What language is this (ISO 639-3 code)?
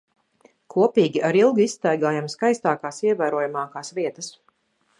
lav